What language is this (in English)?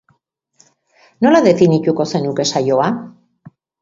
Basque